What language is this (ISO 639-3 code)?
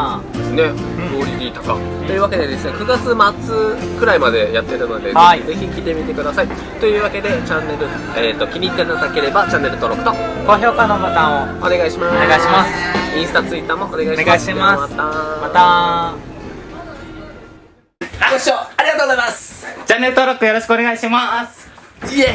jpn